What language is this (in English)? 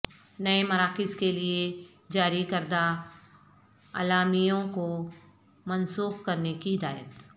Urdu